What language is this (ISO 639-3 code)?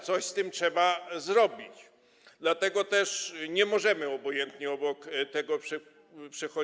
pol